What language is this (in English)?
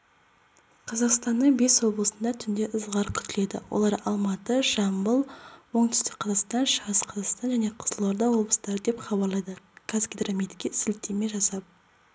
Kazakh